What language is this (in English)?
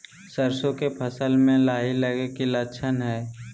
Magahi